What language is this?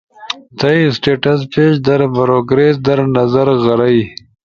Ushojo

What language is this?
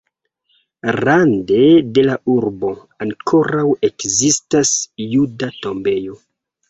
Esperanto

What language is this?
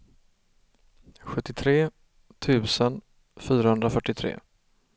Swedish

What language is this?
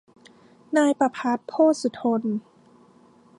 Thai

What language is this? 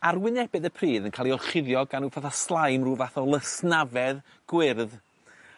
Welsh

